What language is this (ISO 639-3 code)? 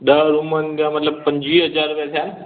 snd